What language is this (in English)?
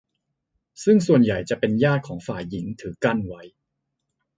Thai